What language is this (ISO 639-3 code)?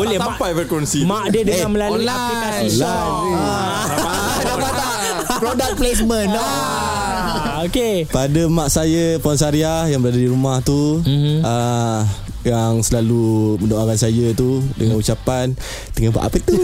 msa